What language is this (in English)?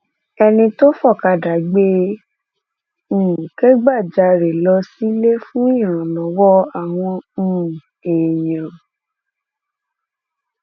Yoruba